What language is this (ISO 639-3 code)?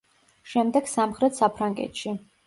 kat